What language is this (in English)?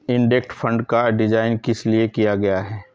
Hindi